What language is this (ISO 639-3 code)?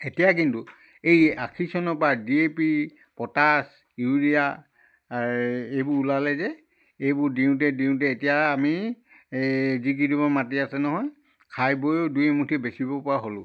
asm